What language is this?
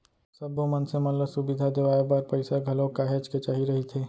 Chhattisgarhi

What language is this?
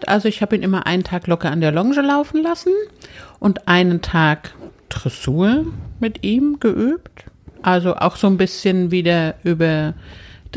German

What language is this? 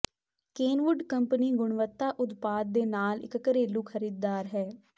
Punjabi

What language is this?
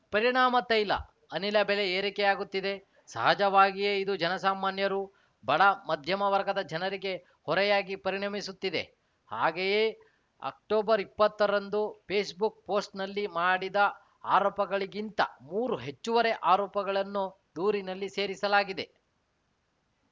Kannada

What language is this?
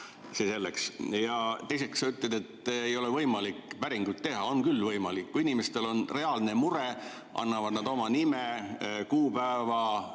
Estonian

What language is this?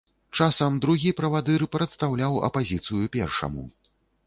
Belarusian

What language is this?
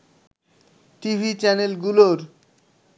Bangla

